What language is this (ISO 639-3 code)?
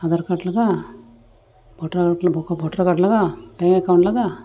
sat